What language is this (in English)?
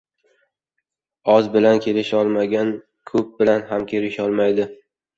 Uzbek